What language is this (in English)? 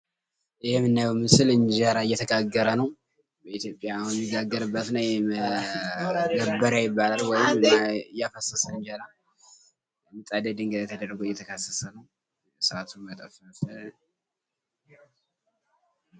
Amharic